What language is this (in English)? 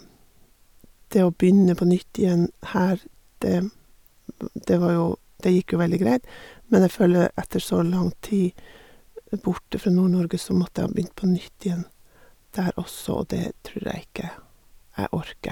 Norwegian